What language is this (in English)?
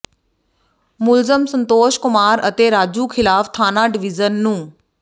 Punjabi